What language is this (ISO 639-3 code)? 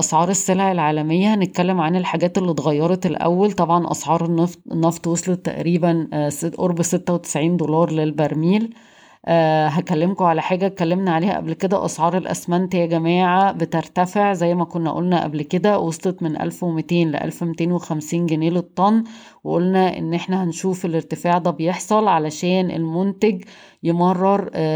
ara